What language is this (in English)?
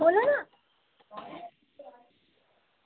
Dogri